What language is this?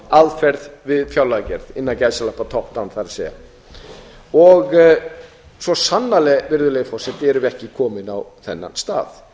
Icelandic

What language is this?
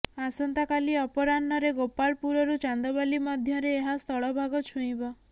Odia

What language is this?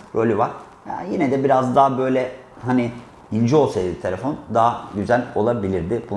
Turkish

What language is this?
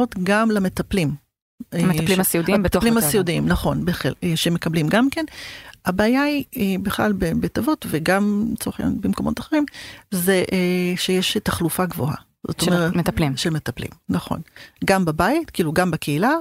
Hebrew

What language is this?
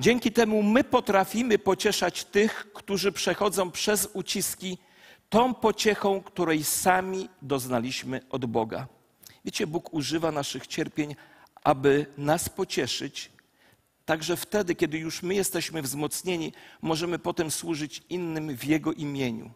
Polish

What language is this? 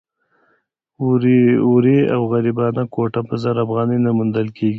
Pashto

